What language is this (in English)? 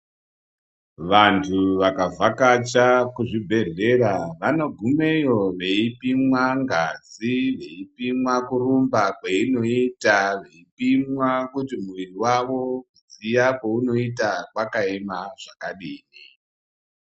Ndau